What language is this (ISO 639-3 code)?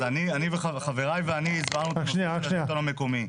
heb